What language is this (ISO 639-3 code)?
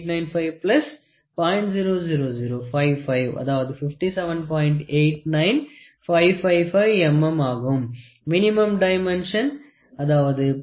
tam